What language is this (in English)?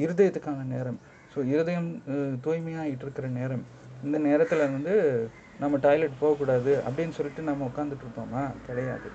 Tamil